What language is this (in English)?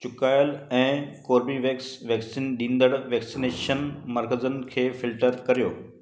Sindhi